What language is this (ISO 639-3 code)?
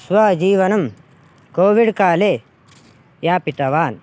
san